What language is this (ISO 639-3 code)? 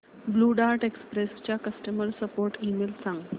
mar